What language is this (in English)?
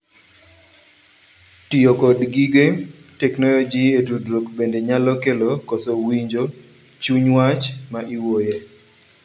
Luo (Kenya and Tanzania)